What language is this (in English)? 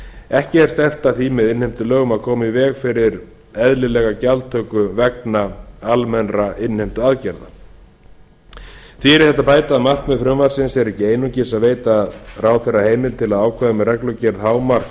Icelandic